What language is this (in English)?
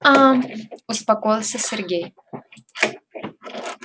Russian